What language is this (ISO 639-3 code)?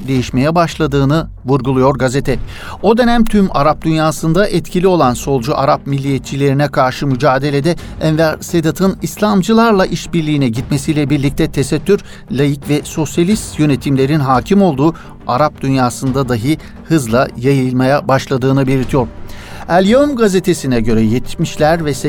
tur